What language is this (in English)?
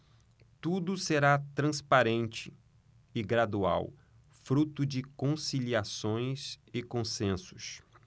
Portuguese